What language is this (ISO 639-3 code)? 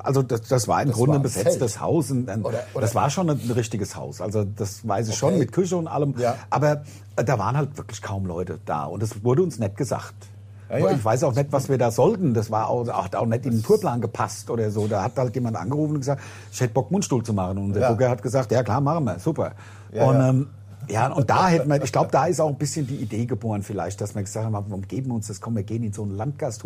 deu